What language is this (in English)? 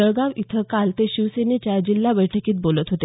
Marathi